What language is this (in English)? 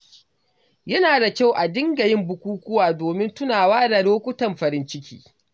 Hausa